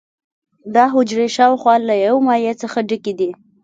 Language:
Pashto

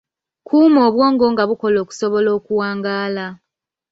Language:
Ganda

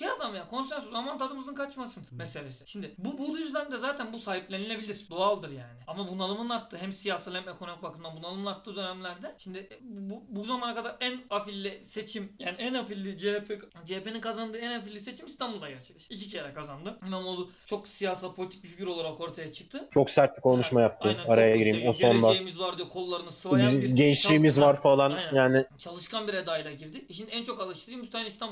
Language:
Turkish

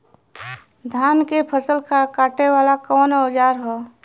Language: Bhojpuri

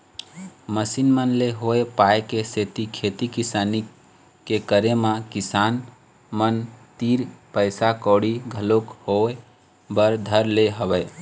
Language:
Chhattisgarhi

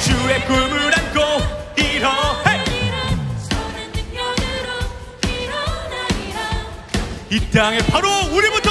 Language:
Korean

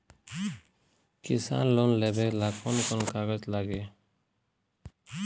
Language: Bhojpuri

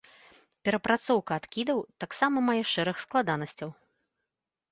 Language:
Belarusian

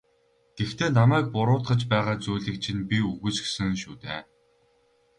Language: Mongolian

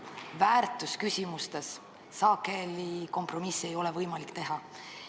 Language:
Estonian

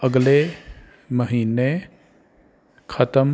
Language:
Punjabi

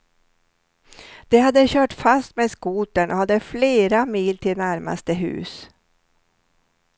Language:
Swedish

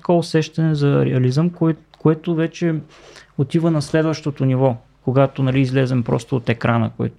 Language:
Bulgarian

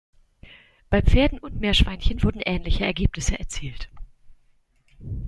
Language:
German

